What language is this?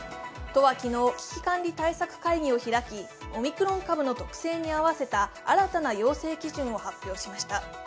Japanese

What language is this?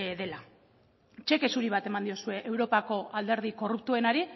Basque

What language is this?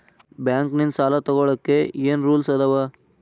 Kannada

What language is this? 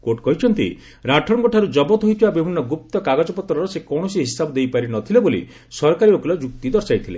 Odia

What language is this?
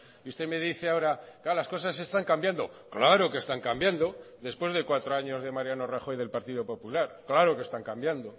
Spanish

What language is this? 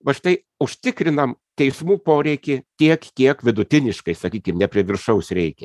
Lithuanian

